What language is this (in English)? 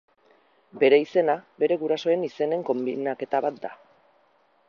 Basque